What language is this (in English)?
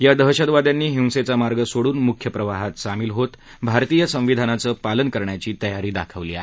Marathi